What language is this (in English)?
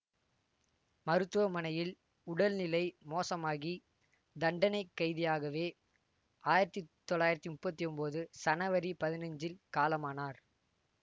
Tamil